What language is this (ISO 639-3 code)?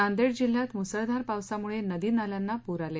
mar